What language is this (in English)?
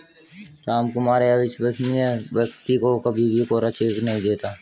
Hindi